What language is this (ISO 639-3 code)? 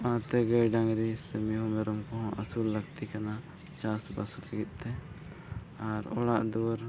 sat